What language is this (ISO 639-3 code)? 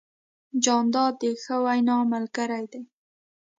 pus